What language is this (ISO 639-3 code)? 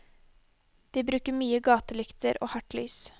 nor